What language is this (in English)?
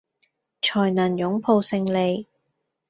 Cantonese